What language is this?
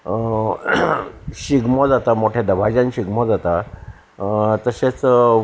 Konkani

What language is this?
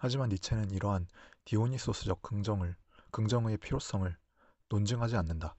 Korean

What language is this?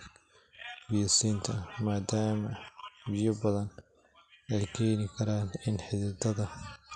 Somali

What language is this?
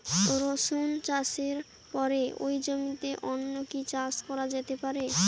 Bangla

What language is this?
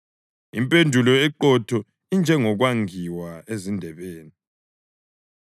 North Ndebele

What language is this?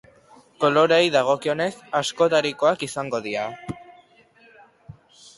Basque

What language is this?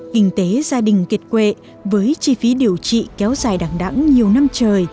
Vietnamese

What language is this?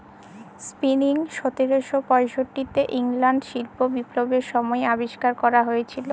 Bangla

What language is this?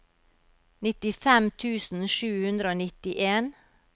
Norwegian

